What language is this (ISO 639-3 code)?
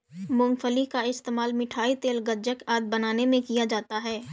hin